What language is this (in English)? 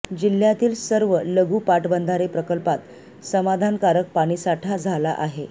Marathi